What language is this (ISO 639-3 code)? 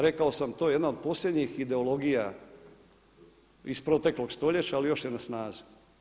hrv